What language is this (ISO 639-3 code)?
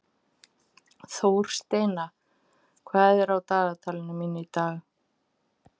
isl